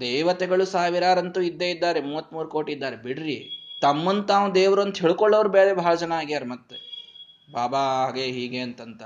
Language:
Kannada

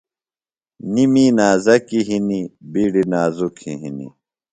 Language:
Phalura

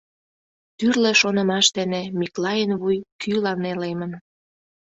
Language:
Mari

